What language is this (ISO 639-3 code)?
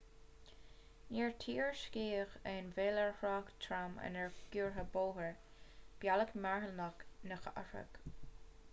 gle